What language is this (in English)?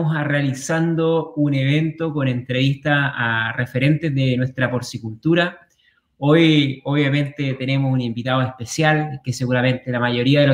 Spanish